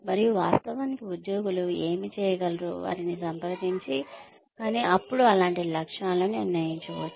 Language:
Telugu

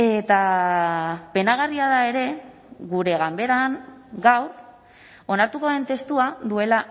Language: Basque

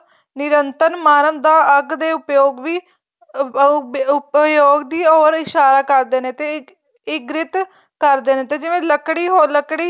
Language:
Punjabi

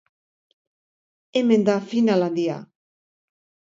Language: Basque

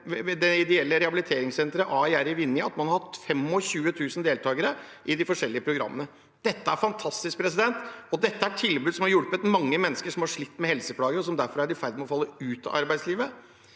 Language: Norwegian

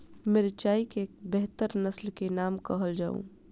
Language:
Maithili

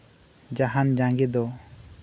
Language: Santali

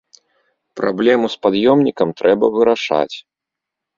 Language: Belarusian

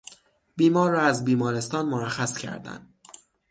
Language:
Persian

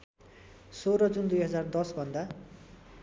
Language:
Nepali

